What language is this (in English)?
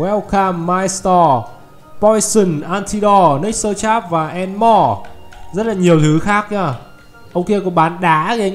Vietnamese